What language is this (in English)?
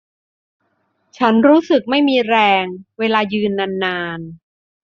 Thai